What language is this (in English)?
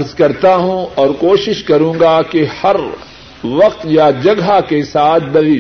Urdu